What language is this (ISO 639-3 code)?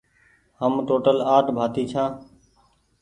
gig